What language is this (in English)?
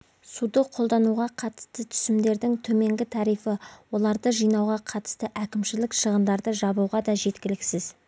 Kazakh